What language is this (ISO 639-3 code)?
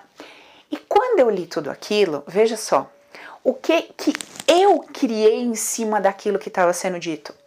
por